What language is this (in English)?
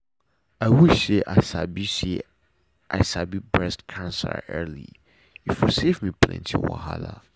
Nigerian Pidgin